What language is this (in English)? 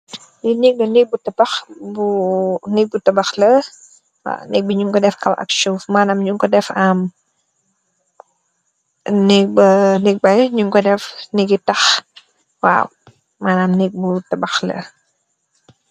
Wolof